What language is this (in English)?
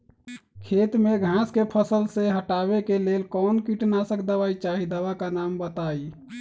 Magahi